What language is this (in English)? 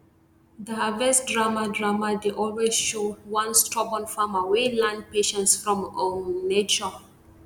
Nigerian Pidgin